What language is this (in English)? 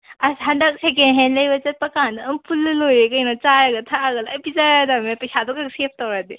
Manipuri